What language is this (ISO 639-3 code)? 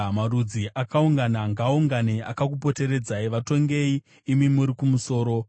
sna